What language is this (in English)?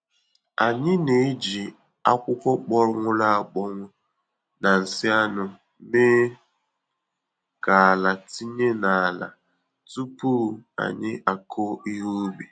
Igbo